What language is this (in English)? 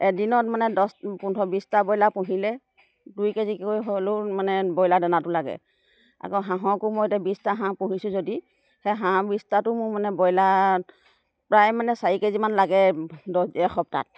Assamese